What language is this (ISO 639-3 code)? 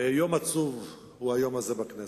heb